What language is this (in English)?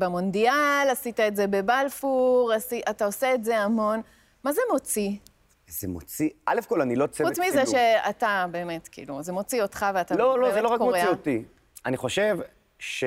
Hebrew